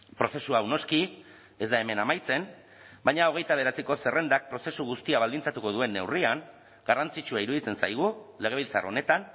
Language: Basque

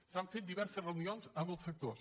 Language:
Catalan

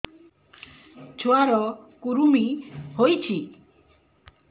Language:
Odia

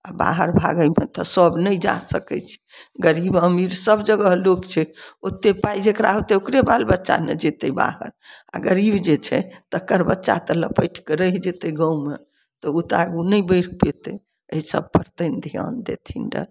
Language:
Maithili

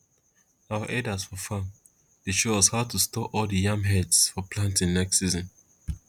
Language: Nigerian Pidgin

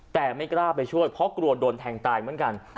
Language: Thai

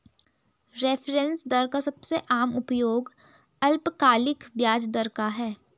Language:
Hindi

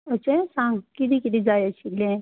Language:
Konkani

